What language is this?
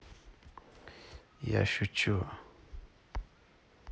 Russian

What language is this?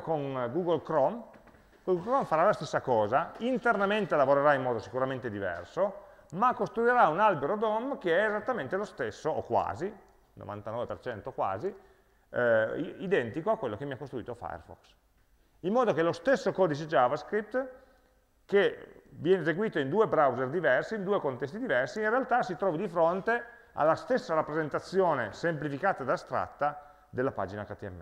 Italian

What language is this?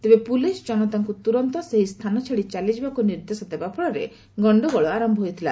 Odia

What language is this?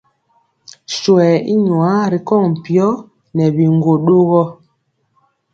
Mpiemo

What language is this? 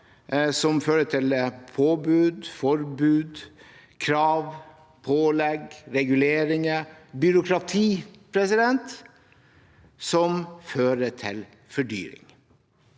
Norwegian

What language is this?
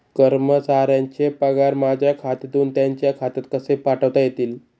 Marathi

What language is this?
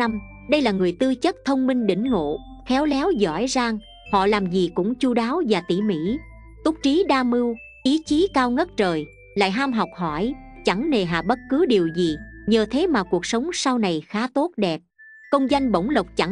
Vietnamese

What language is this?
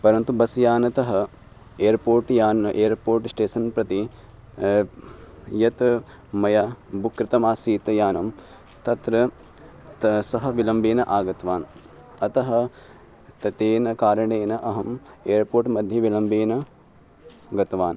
Sanskrit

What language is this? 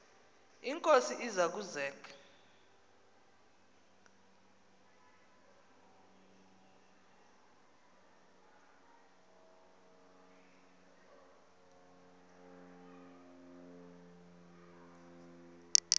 Xhosa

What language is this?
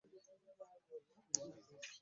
Ganda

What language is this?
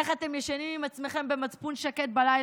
Hebrew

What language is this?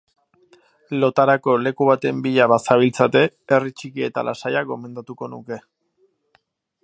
Basque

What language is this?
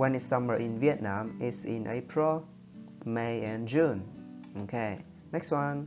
Vietnamese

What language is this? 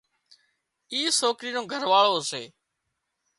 Wadiyara Koli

